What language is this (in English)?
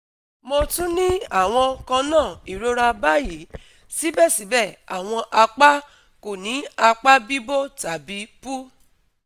Yoruba